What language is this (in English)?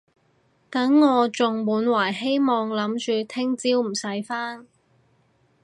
Cantonese